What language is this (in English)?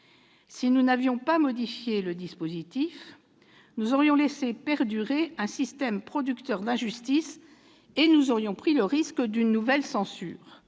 French